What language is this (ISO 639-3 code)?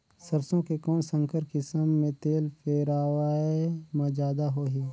hne